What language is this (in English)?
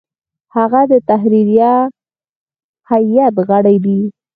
Pashto